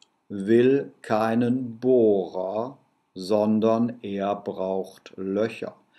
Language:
German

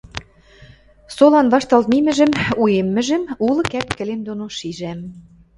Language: Western Mari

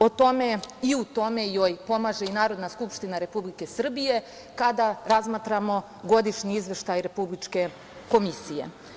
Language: Serbian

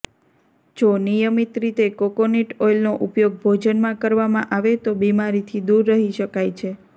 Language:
Gujarati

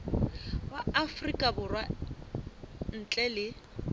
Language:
Southern Sotho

